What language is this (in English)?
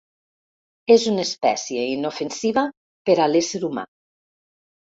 Catalan